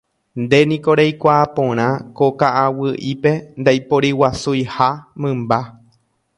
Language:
Guarani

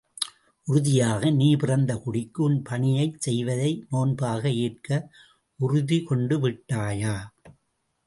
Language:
Tamil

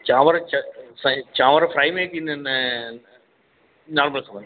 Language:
Sindhi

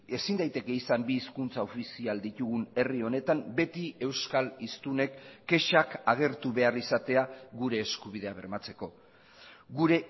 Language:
Basque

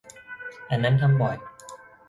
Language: Thai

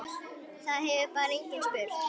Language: Icelandic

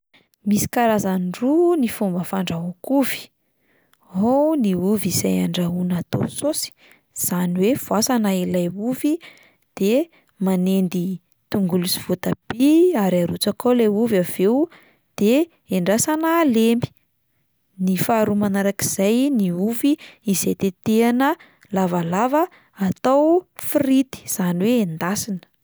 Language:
Malagasy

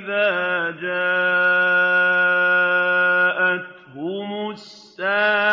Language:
Arabic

